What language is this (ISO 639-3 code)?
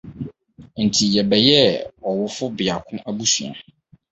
aka